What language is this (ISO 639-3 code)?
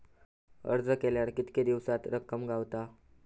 mar